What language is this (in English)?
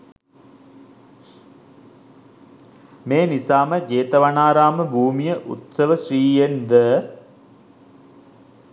Sinhala